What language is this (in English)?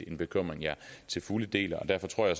Danish